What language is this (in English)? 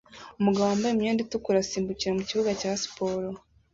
Kinyarwanda